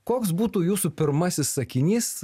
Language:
Lithuanian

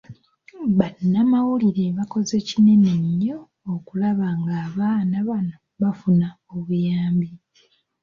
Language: Ganda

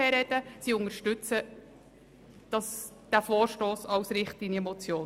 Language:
Swiss German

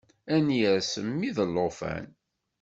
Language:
Kabyle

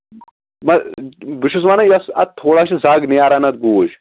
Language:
Kashmiri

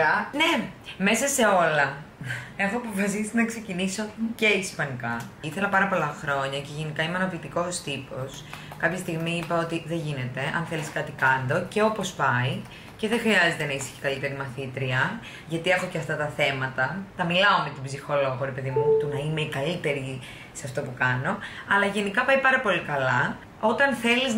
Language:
Greek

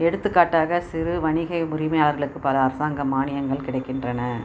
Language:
Tamil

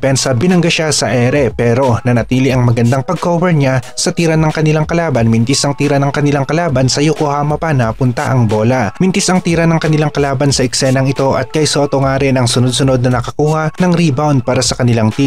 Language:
Filipino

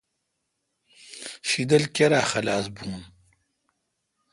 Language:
Kalkoti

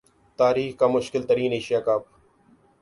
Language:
Urdu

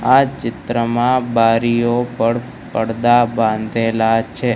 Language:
Gujarati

